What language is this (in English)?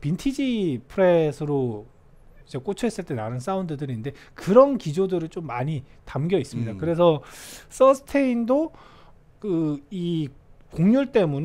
Korean